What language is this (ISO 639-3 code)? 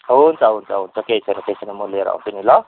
nep